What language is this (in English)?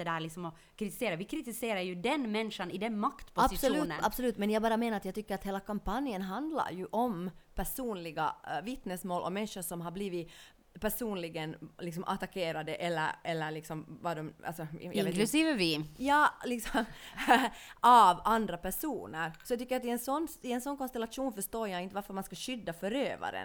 Swedish